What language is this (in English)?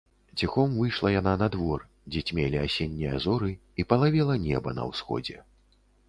Belarusian